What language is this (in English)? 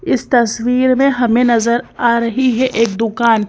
Hindi